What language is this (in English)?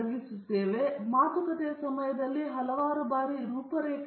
Kannada